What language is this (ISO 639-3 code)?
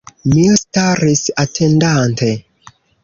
epo